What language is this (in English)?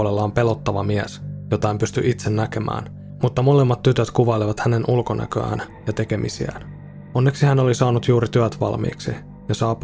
Finnish